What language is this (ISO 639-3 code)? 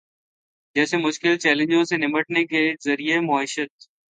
urd